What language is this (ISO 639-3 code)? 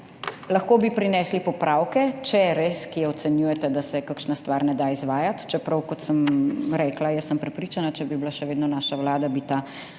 slv